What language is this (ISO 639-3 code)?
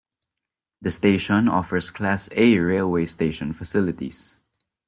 eng